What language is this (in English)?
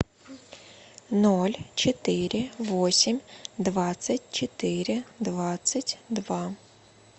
Russian